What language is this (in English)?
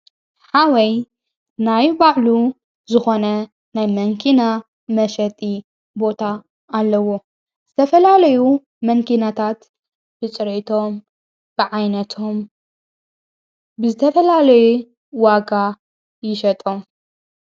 Tigrinya